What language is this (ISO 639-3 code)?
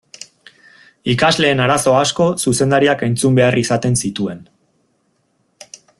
eus